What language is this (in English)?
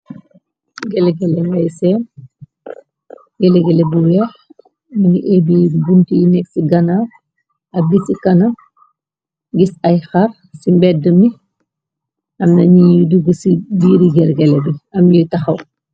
Wolof